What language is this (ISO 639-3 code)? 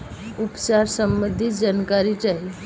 bho